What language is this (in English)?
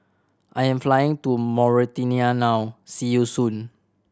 English